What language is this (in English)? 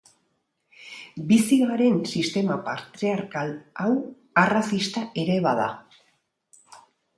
Basque